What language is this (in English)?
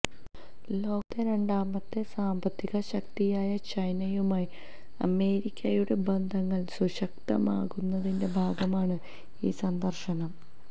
Malayalam